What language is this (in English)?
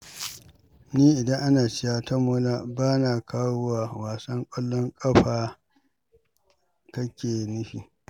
Hausa